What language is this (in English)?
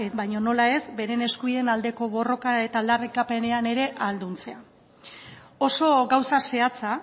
Basque